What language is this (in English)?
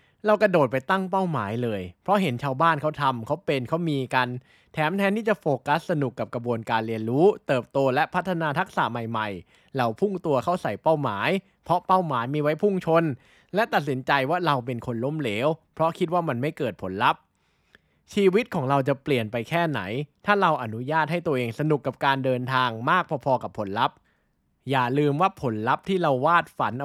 Thai